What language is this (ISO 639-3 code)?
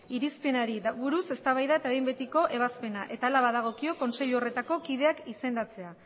eus